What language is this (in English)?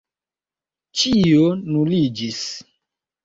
Esperanto